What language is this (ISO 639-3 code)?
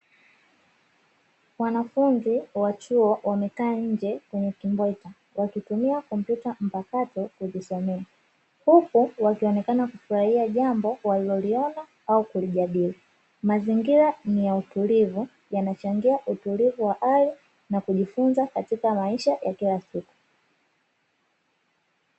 swa